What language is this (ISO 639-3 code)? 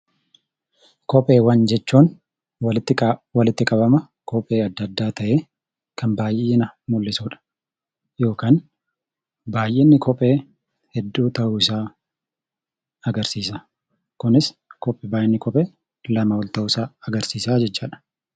orm